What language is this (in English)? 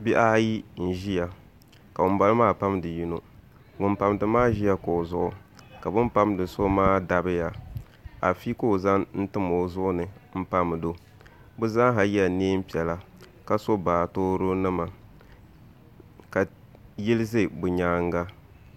Dagbani